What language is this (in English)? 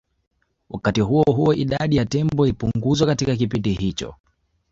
Swahili